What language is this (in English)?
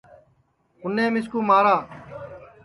Sansi